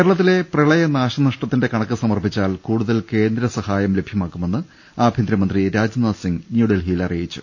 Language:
Malayalam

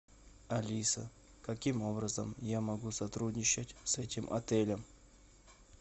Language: Russian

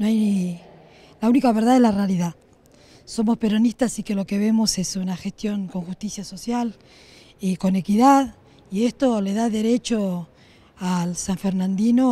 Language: Spanish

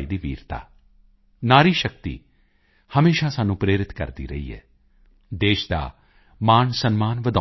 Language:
Punjabi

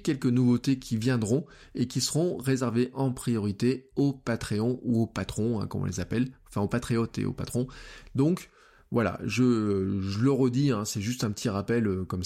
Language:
French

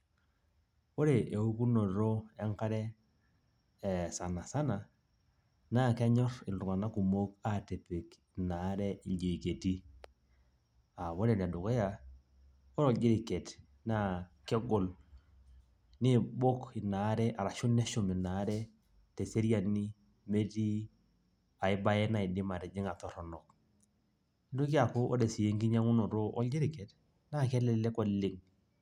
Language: Masai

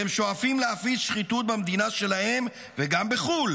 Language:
Hebrew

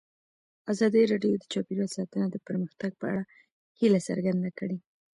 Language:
Pashto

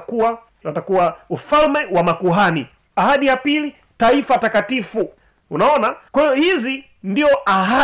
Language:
Swahili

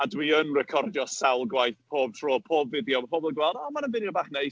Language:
Welsh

